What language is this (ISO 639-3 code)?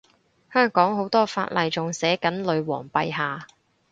yue